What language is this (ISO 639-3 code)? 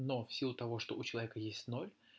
rus